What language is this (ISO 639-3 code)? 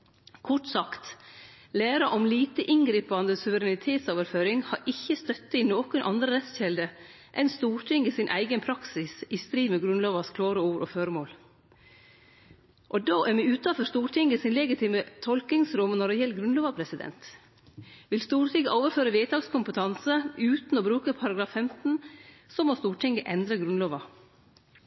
nno